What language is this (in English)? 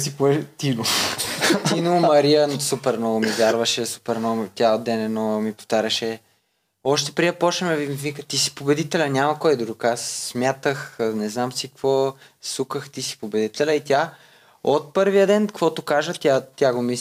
Bulgarian